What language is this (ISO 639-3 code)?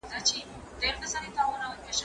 pus